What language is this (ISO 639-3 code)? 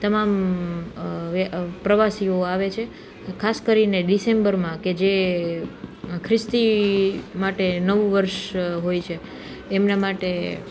guj